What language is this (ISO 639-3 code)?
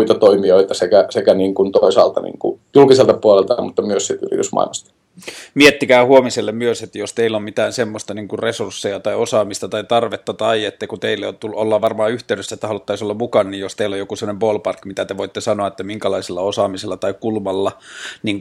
fin